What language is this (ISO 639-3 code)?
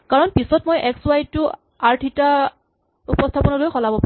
asm